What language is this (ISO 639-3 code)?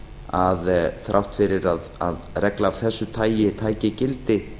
isl